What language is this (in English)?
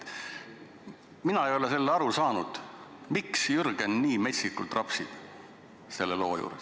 Estonian